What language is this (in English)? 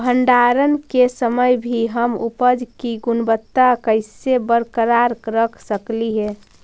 Magahi